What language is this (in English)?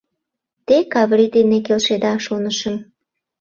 Mari